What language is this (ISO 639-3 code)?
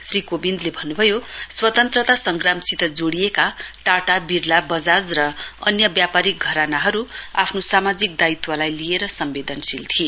nep